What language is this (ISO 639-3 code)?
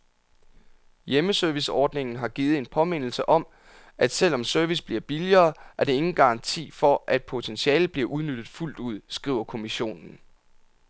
dan